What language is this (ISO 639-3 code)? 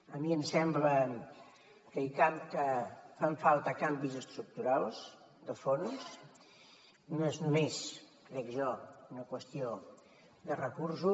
cat